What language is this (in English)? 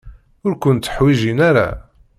Kabyle